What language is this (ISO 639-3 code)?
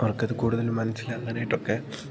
mal